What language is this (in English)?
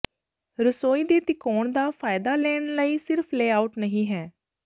Punjabi